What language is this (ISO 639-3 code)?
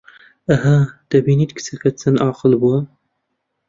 ckb